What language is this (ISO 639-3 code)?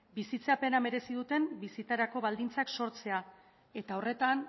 eus